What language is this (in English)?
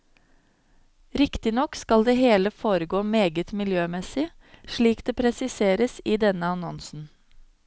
Norwegian